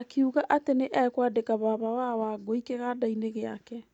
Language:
Kikuyu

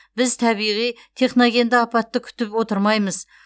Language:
Kazakh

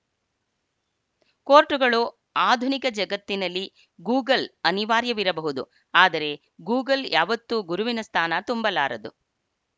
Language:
Kannada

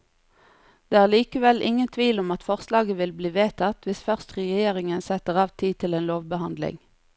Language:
Norwegian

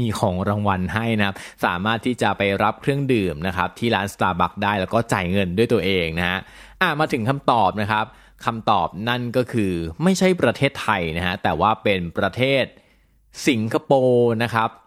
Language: Thai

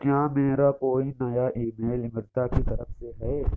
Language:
Urdu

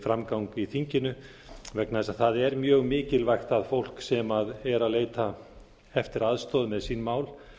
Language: Icelandic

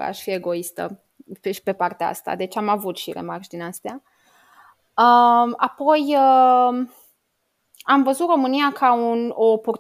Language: Romanian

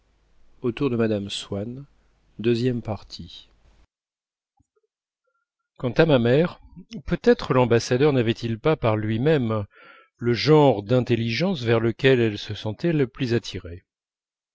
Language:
French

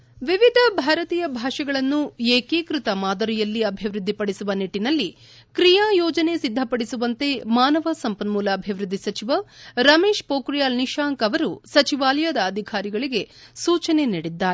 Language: Kannada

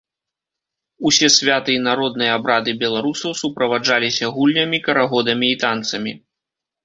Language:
Belarusian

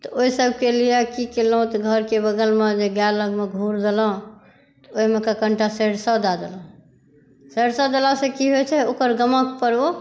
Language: Maithili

